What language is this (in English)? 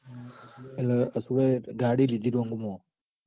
Gujarati